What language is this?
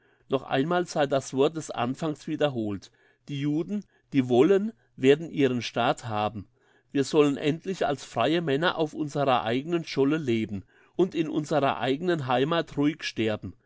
German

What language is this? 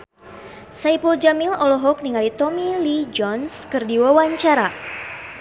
Sundanese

